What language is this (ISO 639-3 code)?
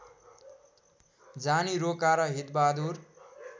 nep